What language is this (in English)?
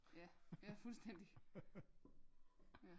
Danish